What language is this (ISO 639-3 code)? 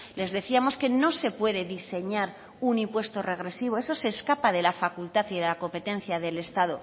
spa